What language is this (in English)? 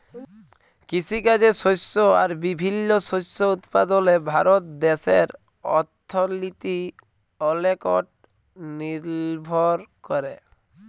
Bangla